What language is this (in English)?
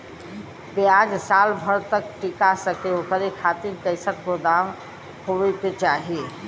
Bhojpuri